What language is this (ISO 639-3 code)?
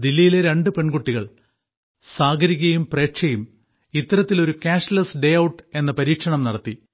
mal